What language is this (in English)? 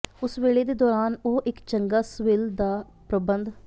Punjabi